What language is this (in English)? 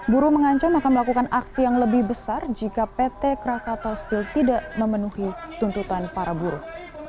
Indonesian